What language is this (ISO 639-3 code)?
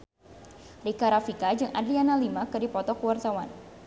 sun